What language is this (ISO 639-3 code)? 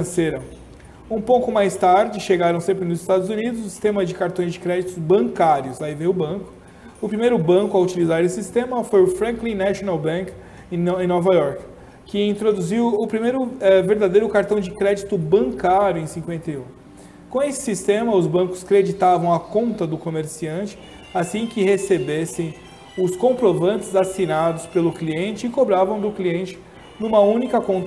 por